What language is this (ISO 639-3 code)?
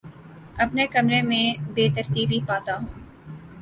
urd